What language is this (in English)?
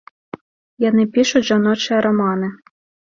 Belarusian